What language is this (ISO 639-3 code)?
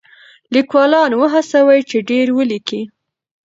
pus